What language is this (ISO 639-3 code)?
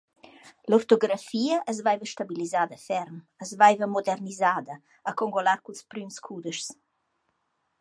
roh